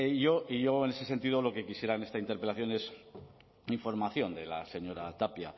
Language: Spanish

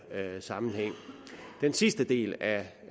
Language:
Danish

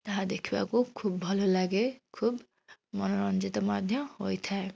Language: Odia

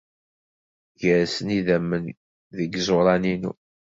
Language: Kabyle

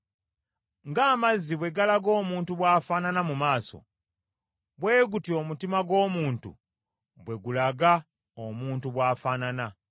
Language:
Ganda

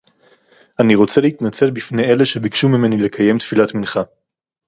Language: Hebrew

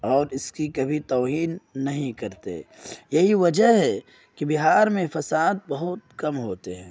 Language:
Urdu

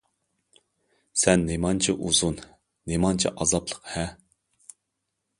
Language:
Uyghur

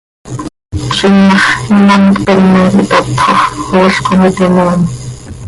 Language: Seri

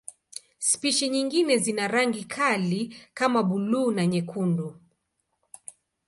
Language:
Swahili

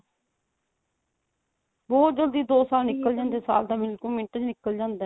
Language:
Punjabi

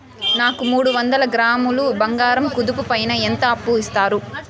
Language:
Telugu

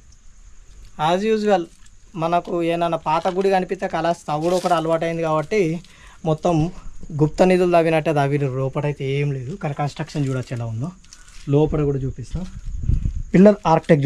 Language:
Telugu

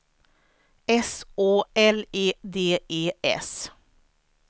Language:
Swedish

